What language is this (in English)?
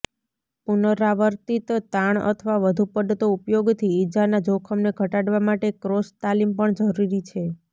Gujarati